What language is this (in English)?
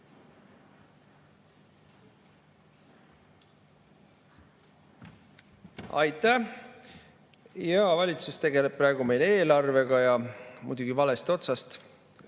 Estonian